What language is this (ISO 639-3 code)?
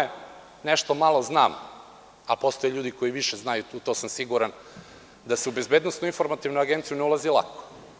srp